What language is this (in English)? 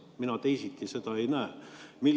Estonian